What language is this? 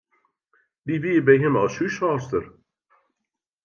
Western Frisian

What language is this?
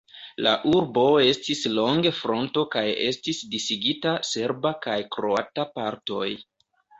Esperanto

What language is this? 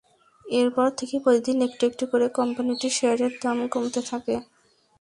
Bangla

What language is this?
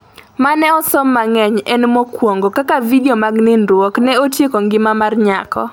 Luo (Kenya and Tanzania)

